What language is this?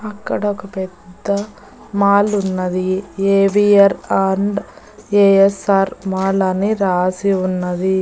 Telugu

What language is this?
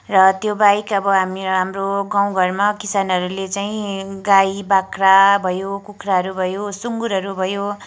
Nepali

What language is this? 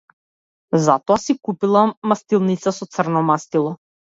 Macedonian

